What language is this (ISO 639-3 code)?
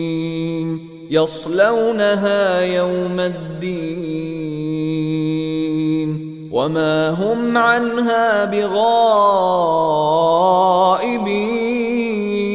ara